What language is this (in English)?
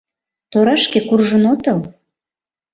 Mari